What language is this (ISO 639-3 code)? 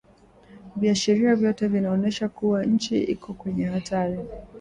swa